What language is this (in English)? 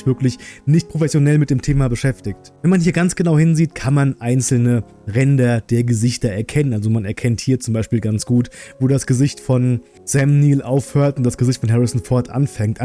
German